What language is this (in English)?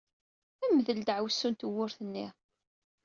Kabyle